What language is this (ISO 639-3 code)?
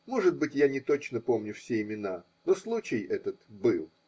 rus